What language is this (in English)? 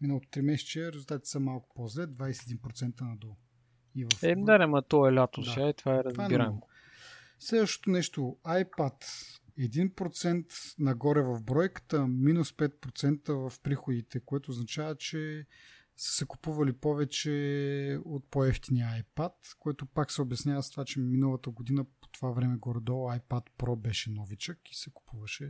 Bulgarian